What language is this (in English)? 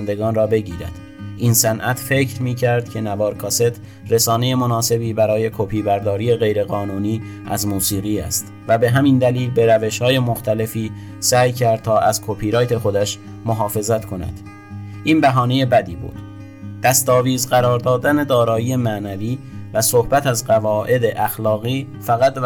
Persian